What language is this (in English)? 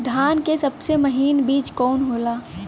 Bhojpuri